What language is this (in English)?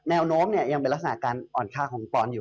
Thai